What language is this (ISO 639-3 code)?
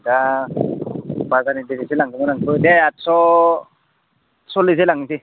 brx